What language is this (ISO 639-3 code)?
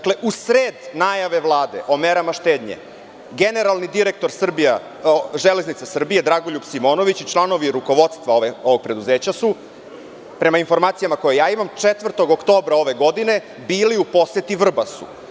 srp